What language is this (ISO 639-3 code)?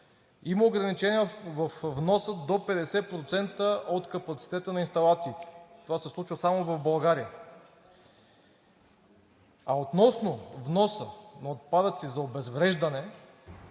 bul